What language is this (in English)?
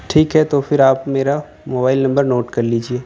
Urdu